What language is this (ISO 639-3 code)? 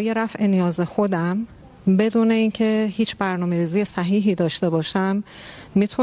fas